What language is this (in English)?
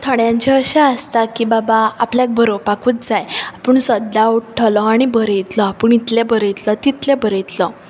Konkani